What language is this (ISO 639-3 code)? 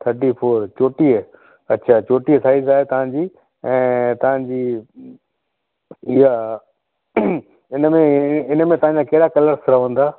snd